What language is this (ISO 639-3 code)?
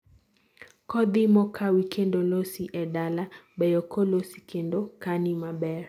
luo